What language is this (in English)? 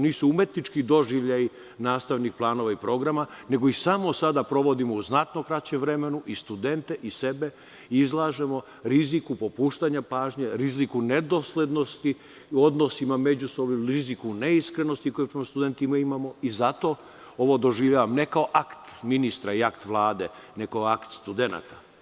Serbian